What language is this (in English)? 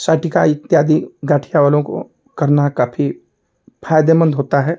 Hindi